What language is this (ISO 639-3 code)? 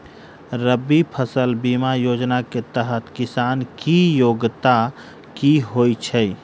mai